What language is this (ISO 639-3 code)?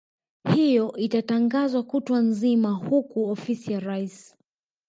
swa